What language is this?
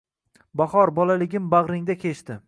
Uzbek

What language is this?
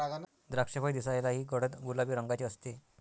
Marathi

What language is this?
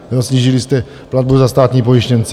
Czech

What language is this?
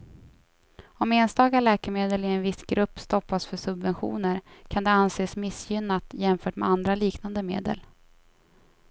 Swedish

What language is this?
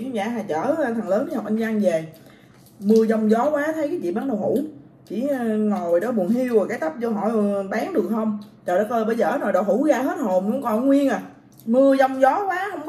Vietnamese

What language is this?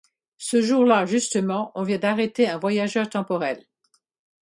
French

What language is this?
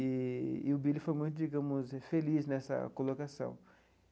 Portuguese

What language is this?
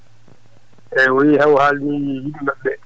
Fula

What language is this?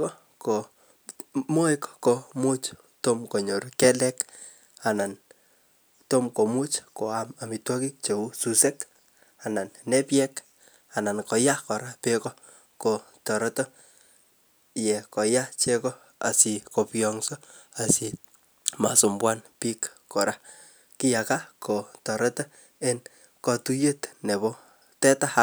Kalenjin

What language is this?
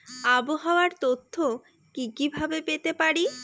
Bangla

